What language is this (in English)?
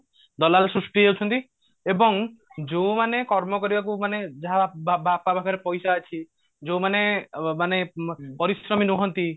Odia